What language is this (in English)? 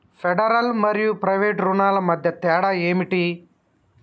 Telugu